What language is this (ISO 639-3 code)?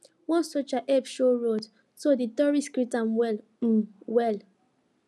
pcm